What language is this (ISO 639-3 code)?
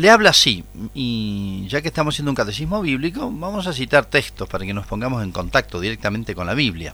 spa